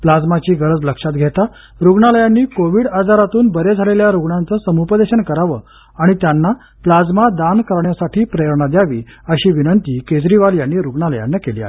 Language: Marathi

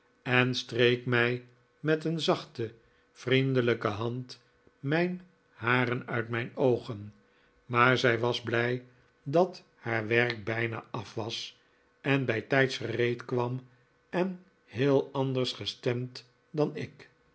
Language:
Dutch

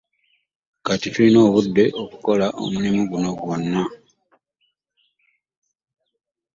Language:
Ganda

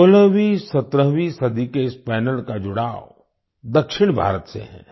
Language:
Hindi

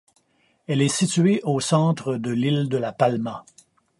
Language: French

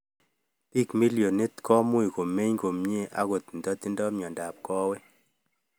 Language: Kalenjin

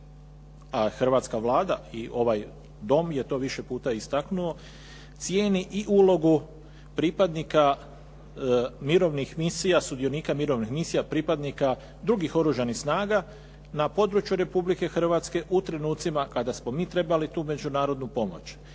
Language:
Croatian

